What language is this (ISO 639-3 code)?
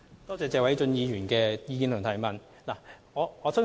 yue